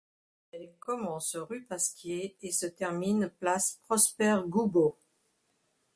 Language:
French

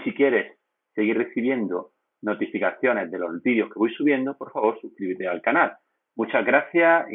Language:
Spanish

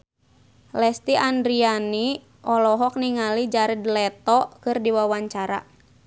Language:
Sundanese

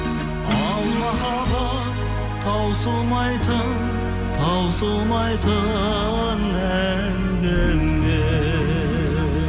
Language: Kazakh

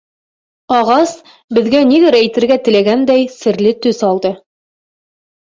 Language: Bashkir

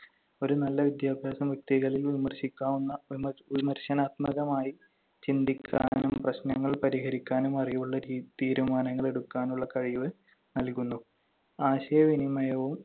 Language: Malayalam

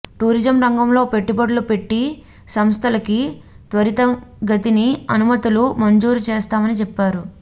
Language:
Telugu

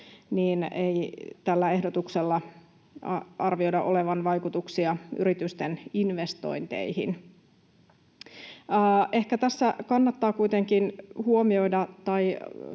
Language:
Finnish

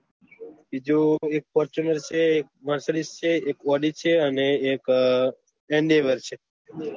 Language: Gujarati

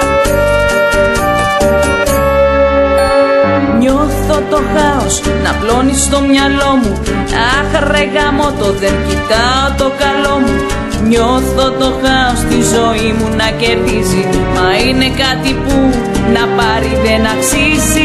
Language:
Greek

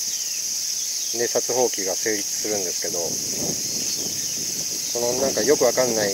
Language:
Japanese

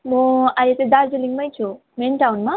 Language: Nepali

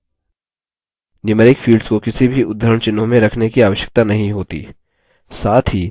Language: Hindi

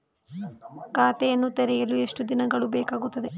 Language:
Kannada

